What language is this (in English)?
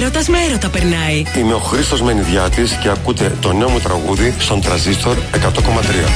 Greek